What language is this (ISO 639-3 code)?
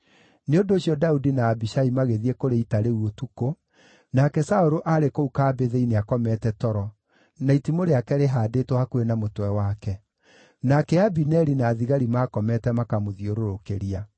kik